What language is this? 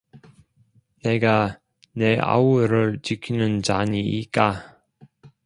Korean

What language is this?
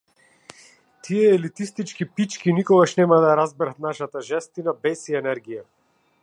Macedonian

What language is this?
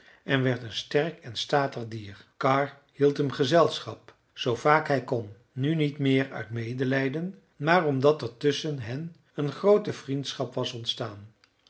Dutch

